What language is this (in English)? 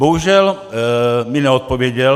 Czech